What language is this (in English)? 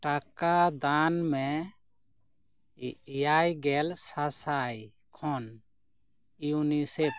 Santali